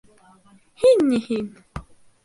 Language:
Bashkir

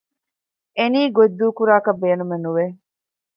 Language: Divehi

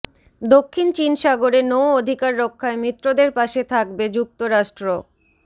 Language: Bangla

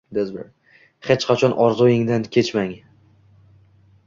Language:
Uzbek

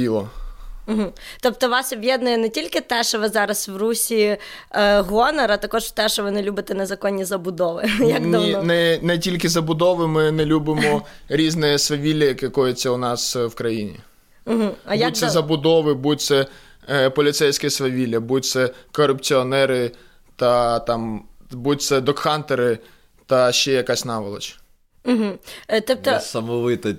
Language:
Ukrainian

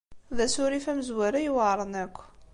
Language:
Kabyle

